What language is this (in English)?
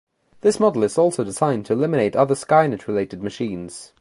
English